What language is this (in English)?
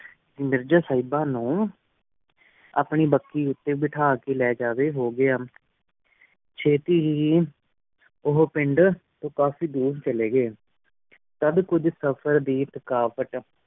Punjabi